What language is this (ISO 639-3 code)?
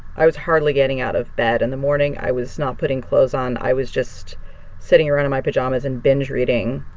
eng